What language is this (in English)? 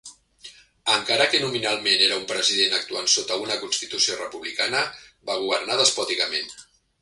Catalan